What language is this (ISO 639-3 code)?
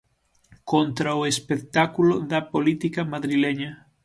glg